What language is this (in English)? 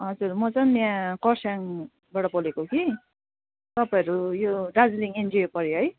Nepali